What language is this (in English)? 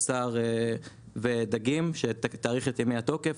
Hebrew